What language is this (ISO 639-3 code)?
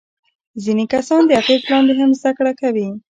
pus